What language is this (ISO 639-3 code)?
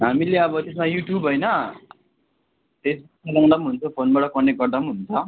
nep